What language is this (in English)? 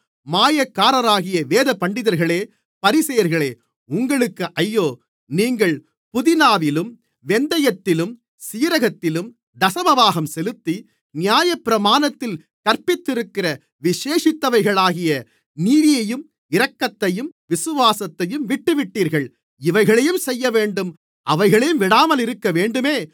Tamil